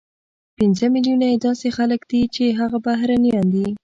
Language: Pashto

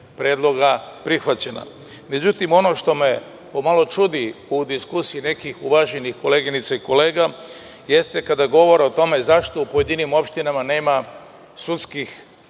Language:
Serbian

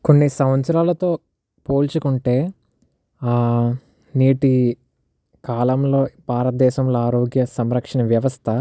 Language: Telugu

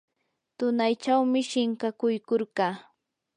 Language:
Yanahuanca Pasco Quechua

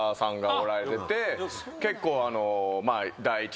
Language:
Japanese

